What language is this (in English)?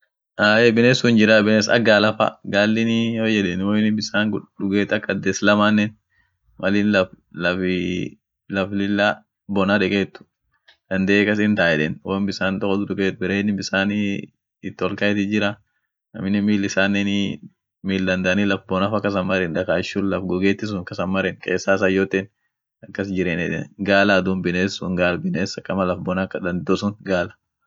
Orma